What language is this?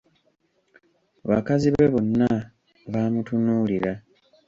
Ganda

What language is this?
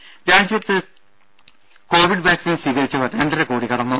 Malayalam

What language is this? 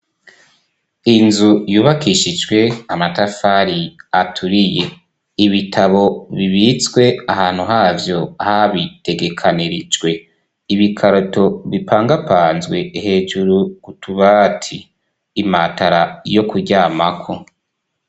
Rundi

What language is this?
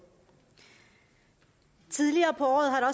Danish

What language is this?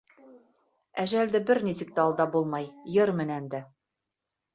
Bashkir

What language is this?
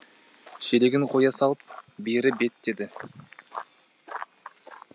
Kazakh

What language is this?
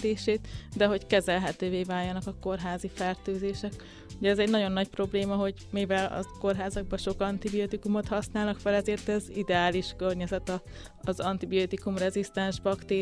Hungarian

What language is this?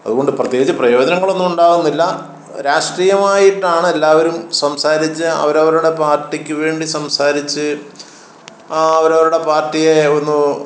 Malayalam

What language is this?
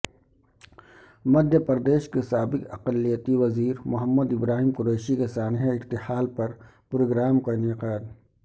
Urdu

